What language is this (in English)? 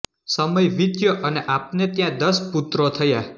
Gujarati